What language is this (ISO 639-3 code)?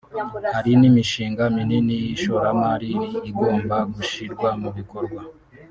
kin